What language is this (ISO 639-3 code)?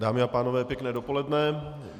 ces